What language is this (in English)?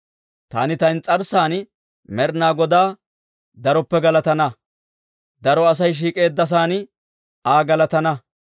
Dawro